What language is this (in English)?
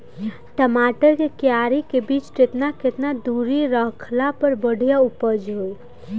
Bhojpuri